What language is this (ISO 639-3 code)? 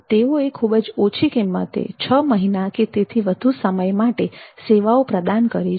guj